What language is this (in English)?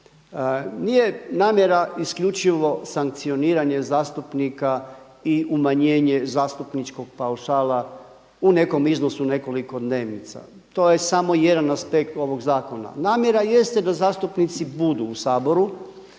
Croatian